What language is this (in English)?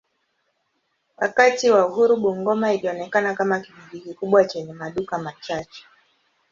Swahili